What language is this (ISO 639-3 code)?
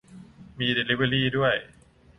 tha